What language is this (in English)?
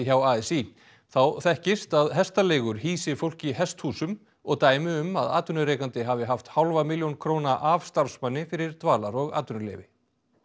Icelandic